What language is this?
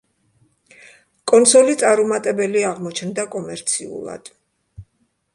Georgian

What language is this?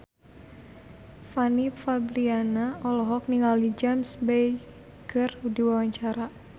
Sundanese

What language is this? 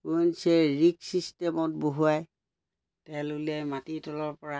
Assamese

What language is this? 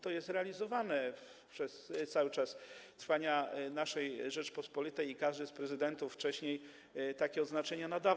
Polish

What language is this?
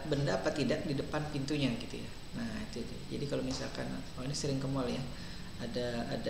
Indonesian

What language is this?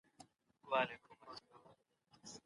Pashto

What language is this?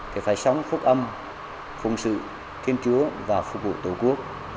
Vietnamese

